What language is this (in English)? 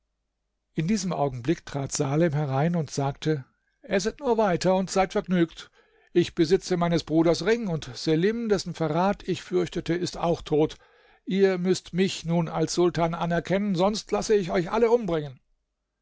German